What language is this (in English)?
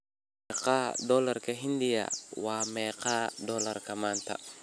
Somali